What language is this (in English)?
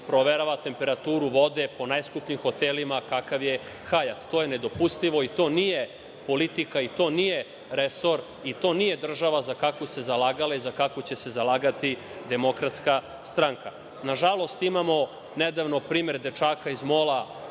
Serbian